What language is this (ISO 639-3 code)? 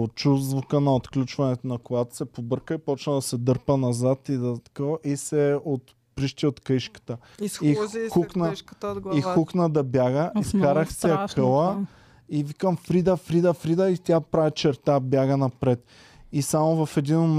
bul